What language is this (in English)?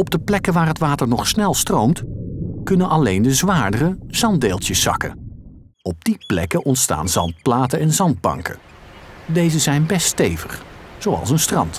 Dutch